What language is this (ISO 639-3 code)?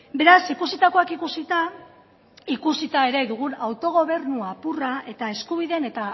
eus